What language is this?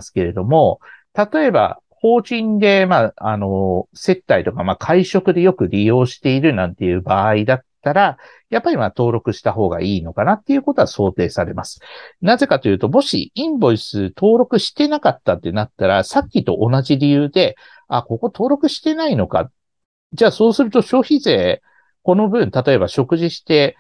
Japanese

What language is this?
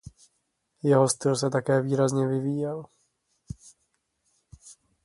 Czech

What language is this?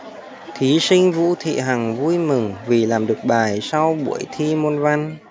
Vietnamese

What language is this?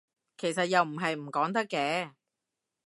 Cantonese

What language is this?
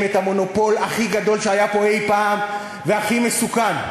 Hebrew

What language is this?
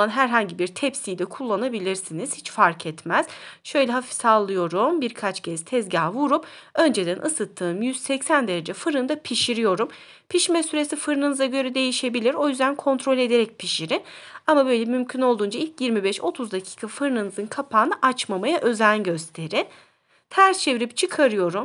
Turkish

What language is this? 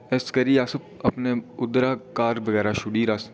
Dogri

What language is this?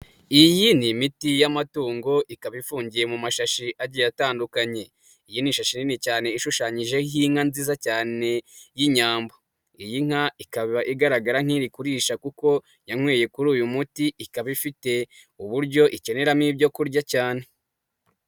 Kinyarwanda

